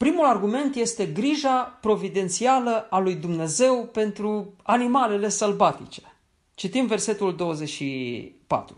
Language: Romanian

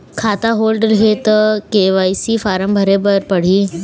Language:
Chhattisgarhi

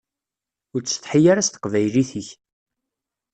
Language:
Kabyle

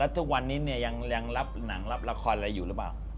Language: Thai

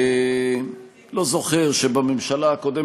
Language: Hebrew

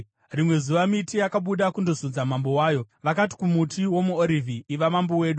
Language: Shona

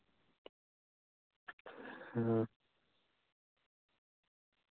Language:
Santali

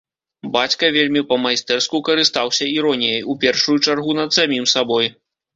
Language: Belarusian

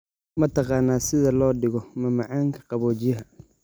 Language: Somali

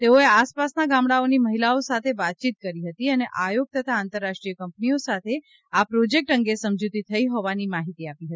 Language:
Gujarati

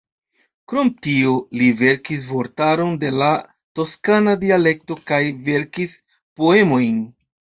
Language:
Esperanto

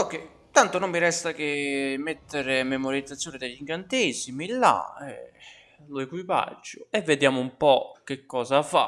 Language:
Italian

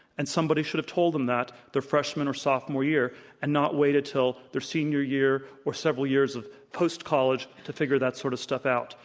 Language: English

